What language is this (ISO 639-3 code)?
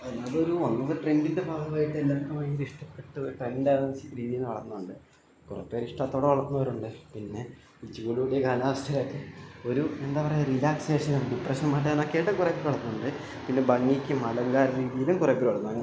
mal